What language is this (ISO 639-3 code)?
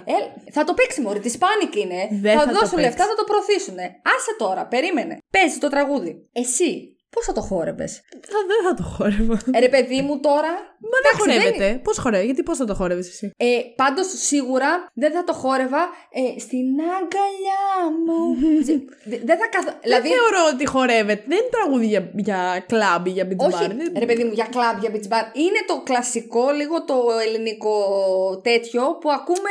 ell